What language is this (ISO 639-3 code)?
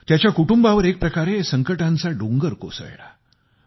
mar